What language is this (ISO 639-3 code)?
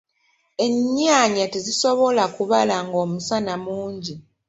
lug